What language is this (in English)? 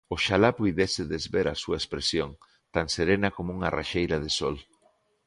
Galician